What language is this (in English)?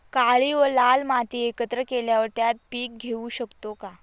Marathi